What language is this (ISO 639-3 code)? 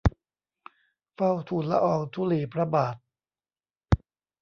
tha